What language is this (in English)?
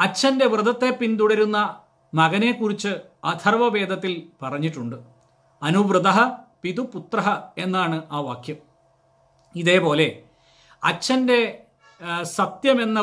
Malayalam